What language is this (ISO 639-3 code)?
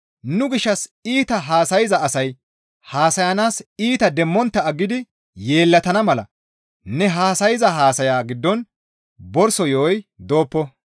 gmv